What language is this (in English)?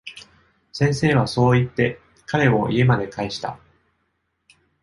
Japanese